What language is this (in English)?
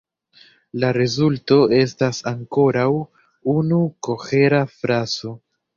Esperanto